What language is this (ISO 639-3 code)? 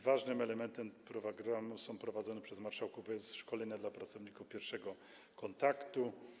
pol